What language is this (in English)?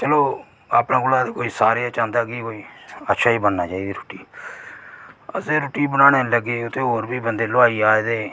Dogri